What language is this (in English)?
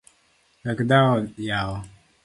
Luo (Kenya and Tanzania)